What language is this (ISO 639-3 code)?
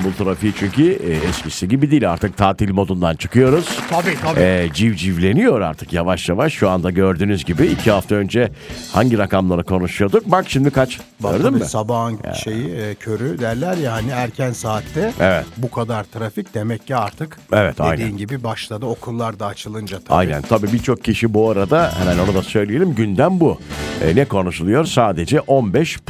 tur